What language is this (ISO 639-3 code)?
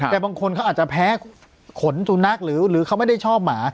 tha